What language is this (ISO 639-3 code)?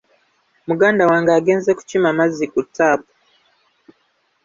lug